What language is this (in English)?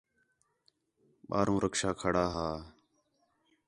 Khetrani